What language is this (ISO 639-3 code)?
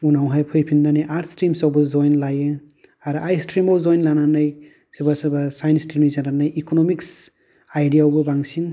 brx